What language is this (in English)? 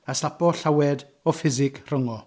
Welsh